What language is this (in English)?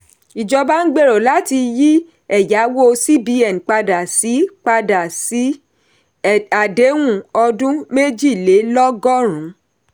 Yoruba